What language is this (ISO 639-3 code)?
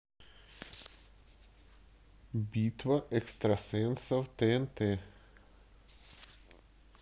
rus